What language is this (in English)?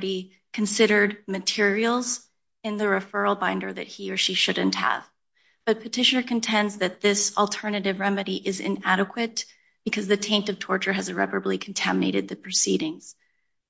English